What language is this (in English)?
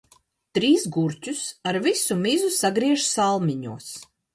Latvian